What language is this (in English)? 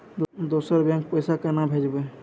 Maithili